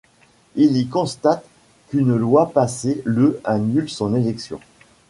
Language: French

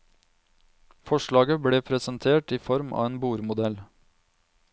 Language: Norwegian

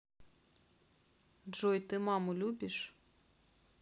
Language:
Russian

